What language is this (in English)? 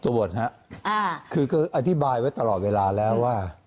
Thai